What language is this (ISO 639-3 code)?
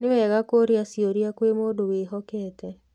kik